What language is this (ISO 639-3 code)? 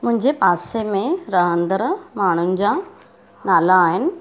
snd